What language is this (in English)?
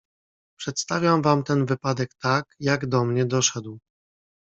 Polish